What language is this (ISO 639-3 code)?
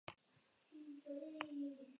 eus